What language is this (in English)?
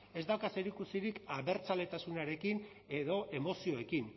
Basque